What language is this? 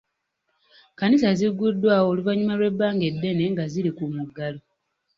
Ganda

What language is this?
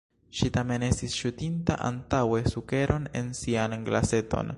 Esperanto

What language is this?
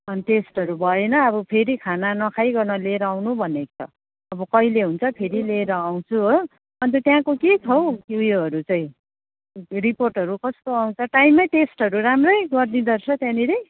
Nepali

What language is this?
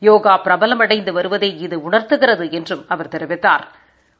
Tamil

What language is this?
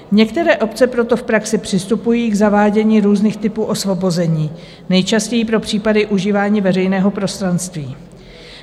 Czech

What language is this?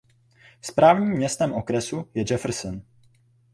Czech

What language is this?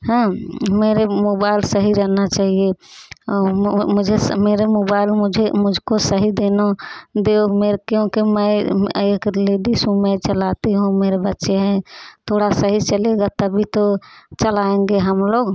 Hindi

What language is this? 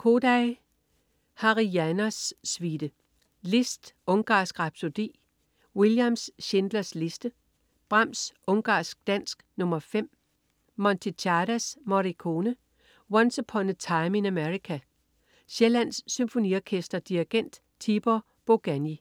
Danish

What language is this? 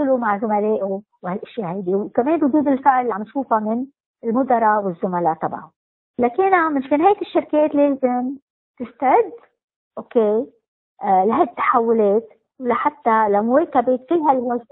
Arabic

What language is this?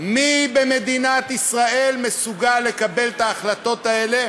Hebrew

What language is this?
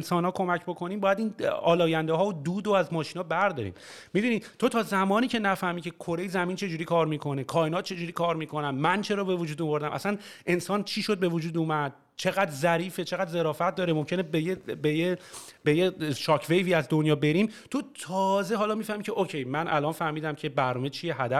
Persian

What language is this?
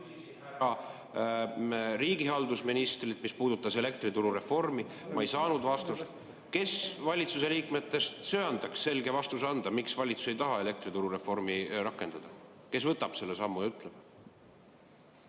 Estonian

